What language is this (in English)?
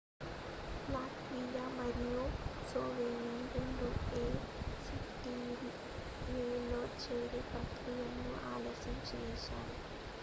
Telugu